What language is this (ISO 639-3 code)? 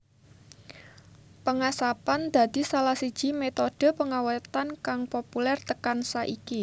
jav